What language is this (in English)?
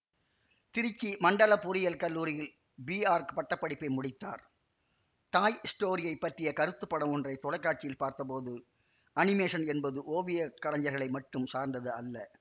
Tamil